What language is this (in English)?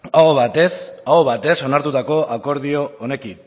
Basque